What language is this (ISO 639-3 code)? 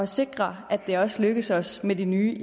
dan